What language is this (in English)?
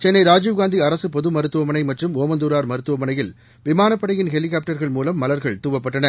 Tamil